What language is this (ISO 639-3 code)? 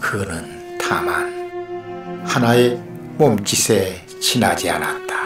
kor